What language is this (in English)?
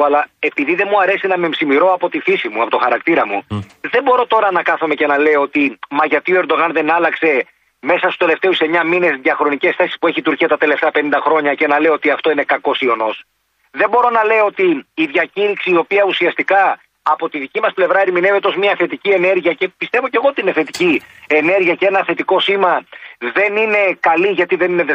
Greek